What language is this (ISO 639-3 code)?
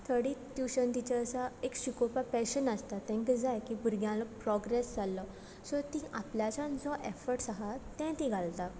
kok